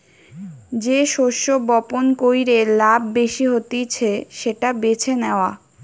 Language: Bangla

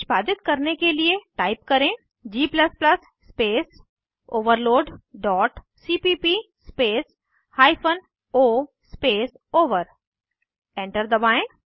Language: Hindi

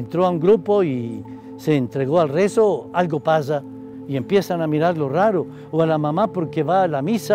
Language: Spanish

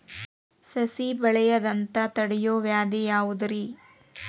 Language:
Kannada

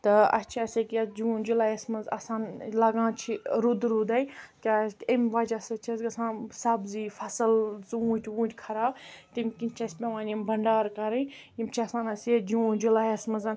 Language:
Kashmiri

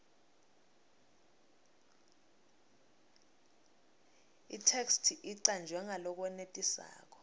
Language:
Swati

